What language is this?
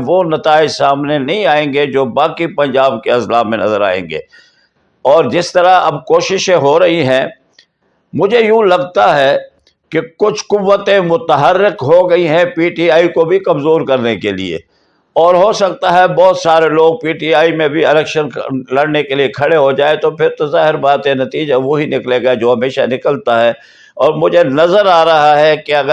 Urdu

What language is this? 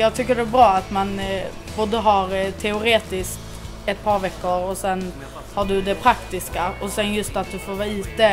Swedish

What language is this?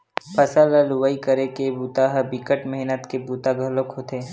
Chhattisgarhi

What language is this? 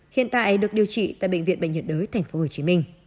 Vietnamese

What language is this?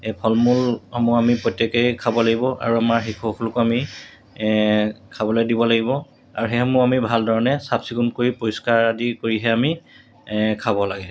Assamese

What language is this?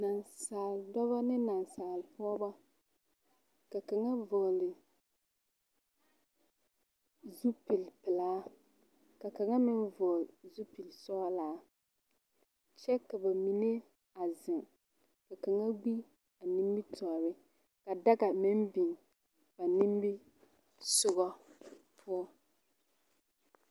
Southern Dagaare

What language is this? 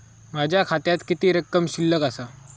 Marathi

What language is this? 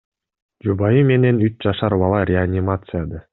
Kyrgyz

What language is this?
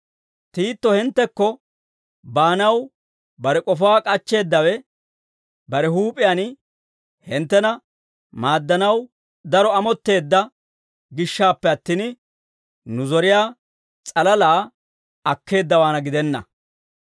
Dawro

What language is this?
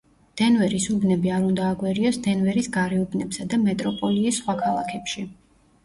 Georgian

